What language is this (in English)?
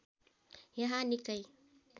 Nepali